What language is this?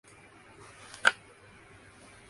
Urdu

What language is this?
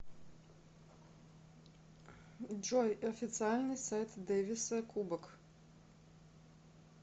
Russian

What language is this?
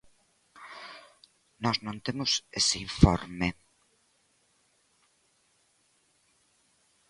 Galician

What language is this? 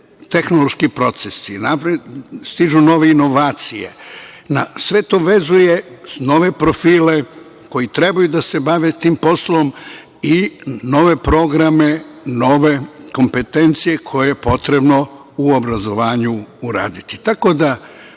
Serbian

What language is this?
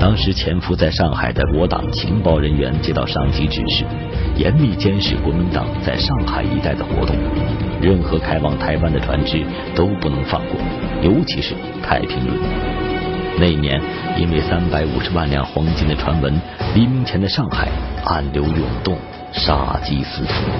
Chinese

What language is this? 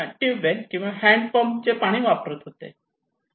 Marathi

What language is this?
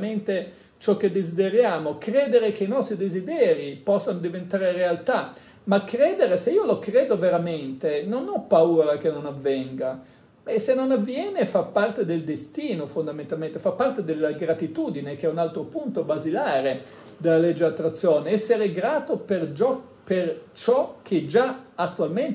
Italian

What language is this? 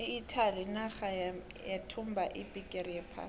South Ndebele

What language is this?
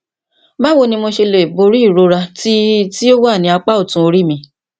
Yoruba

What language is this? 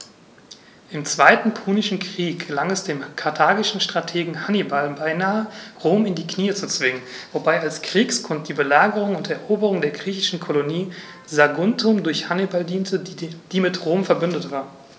German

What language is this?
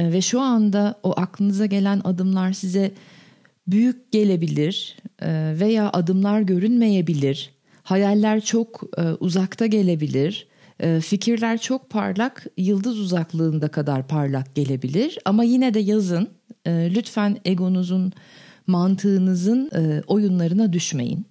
Turkish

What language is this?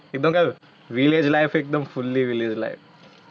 Gujarati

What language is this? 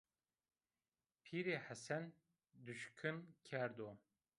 Zaza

